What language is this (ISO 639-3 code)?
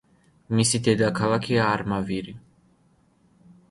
kat